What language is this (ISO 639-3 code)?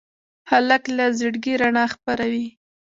pus